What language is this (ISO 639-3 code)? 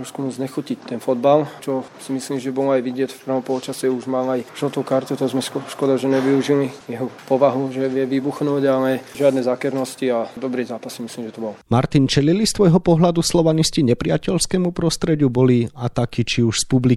slk